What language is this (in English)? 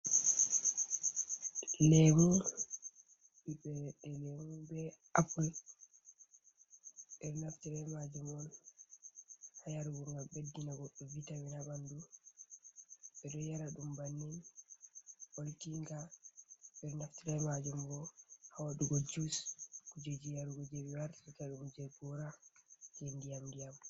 Fula